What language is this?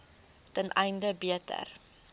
Afrikaans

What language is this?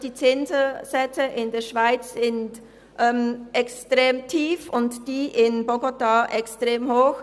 Swiss German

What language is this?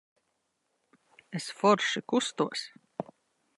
Latvian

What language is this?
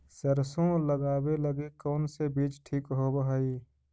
Magahi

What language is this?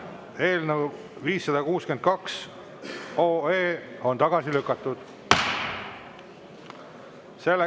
Estonian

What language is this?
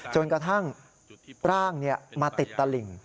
Thai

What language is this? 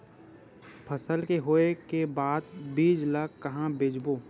Chhattisgarhi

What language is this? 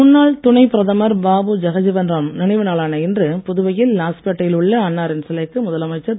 Tamil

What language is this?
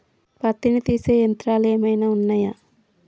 Telugu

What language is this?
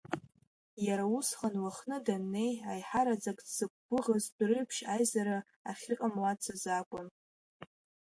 Abkhazian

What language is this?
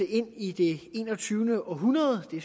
Danish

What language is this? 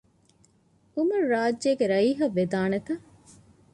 Divehi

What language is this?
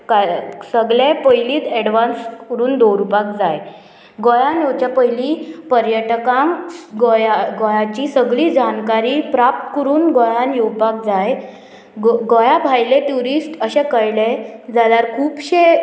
Konkani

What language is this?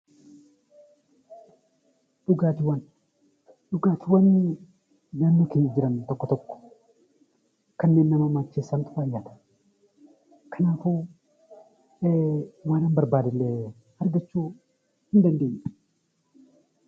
Oromo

